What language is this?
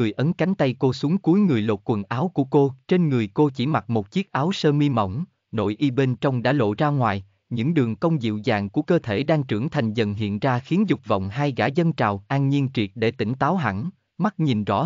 Vietnamese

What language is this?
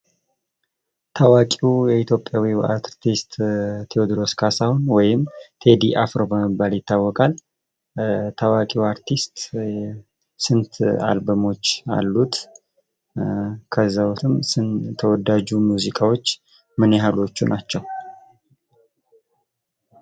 Amharic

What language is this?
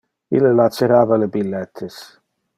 Interlingua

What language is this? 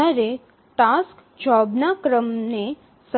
Gujarati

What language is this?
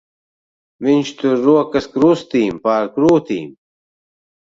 Latvian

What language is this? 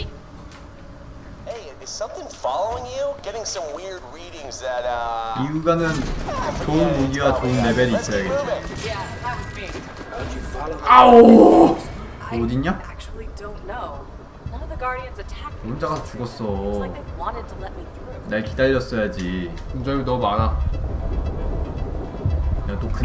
Korean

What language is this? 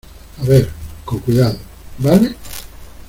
Spanish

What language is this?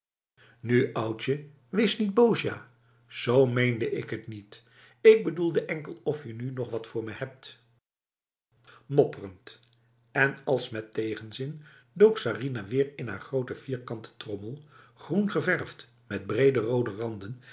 Dutch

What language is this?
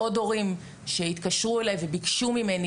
Hebrew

